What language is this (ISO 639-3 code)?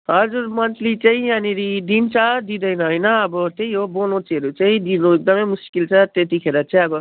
nep